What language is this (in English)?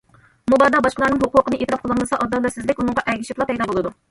Uyghur